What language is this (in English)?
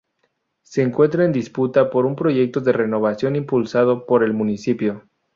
Spanish